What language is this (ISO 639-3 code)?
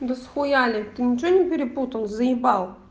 rus